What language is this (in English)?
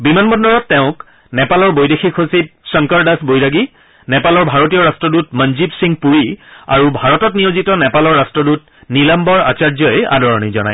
Assamese